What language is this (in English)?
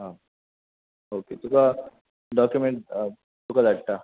Konkani